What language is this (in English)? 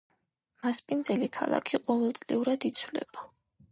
Georgian